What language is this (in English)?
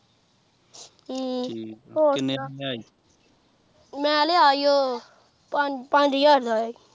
Punjabi